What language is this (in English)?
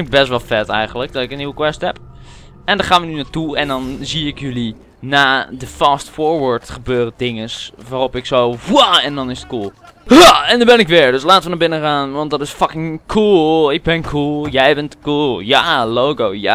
Dutch